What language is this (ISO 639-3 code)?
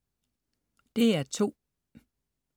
dan